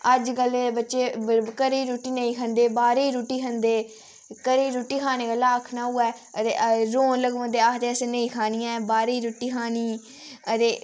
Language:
Dogri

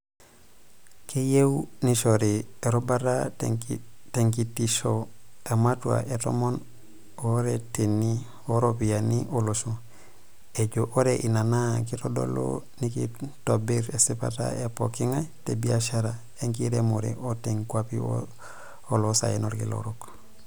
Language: Masai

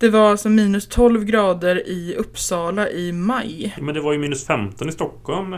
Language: Swedish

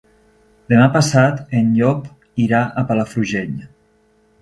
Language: Catalan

